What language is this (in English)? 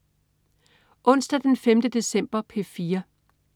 Danish